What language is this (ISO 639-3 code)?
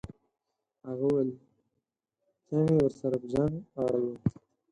pus